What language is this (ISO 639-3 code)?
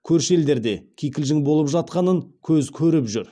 kaz